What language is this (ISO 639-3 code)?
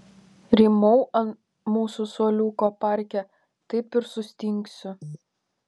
lit